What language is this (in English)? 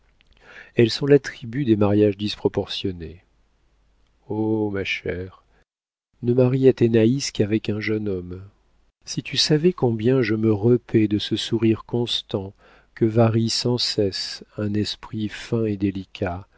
French